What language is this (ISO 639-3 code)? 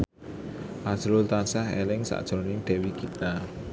jav